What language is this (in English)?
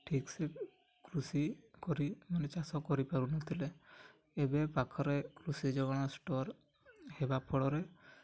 Odia